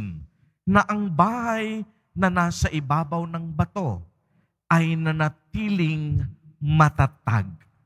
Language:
Filipino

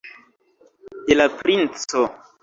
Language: Esperanto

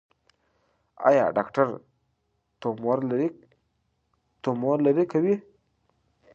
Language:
Pashto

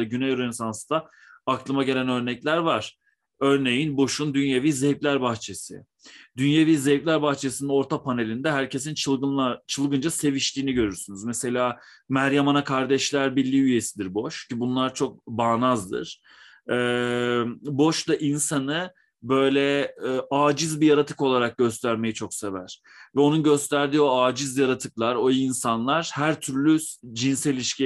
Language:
Turkish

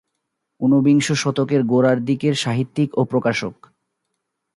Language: Bangla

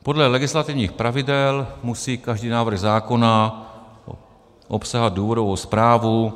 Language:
Czech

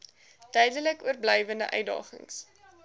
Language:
Afrikaans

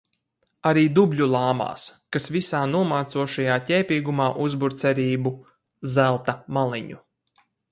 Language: Latvian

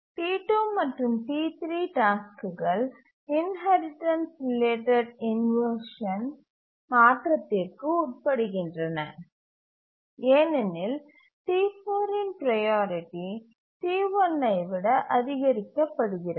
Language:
Tamil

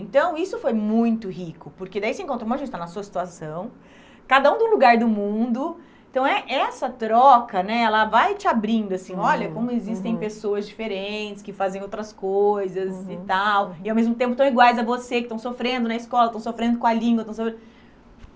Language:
Portuguese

